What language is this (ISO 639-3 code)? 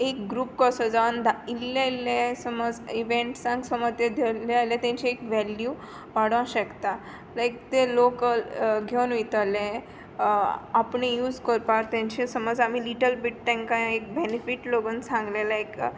kok